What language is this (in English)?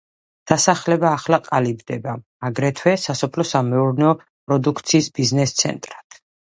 Georgian